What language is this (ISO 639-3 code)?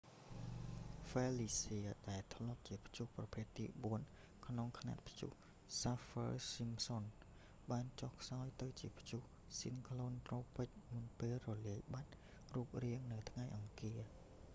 khm